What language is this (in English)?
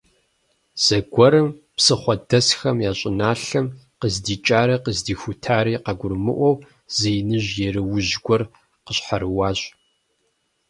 Kabardian